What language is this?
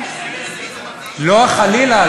Hebrew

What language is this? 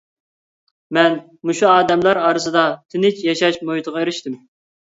Uyghur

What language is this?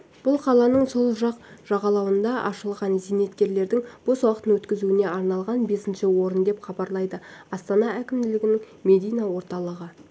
Kazakh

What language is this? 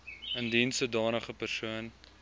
Afrikaans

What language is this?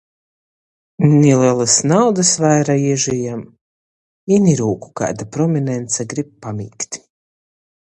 Latgalian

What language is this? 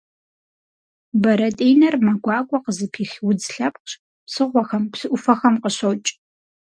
Kabardian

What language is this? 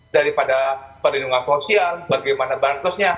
Indonesian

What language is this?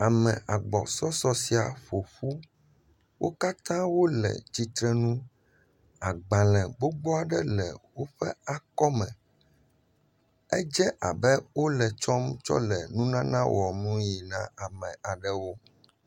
Ewe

